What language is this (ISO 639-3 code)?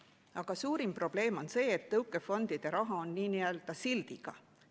est